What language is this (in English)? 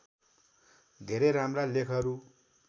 Nepali